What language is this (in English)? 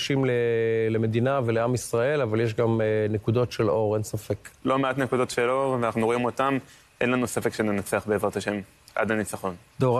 Hebrew